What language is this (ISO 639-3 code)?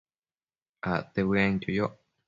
mcf